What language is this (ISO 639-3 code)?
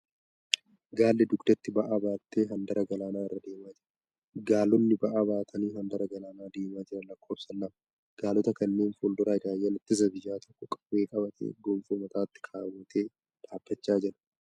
orm